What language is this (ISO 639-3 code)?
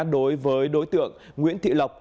vie